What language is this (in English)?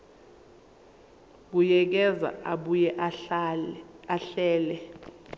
Zulu